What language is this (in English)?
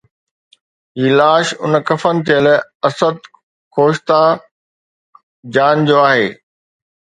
Sindhi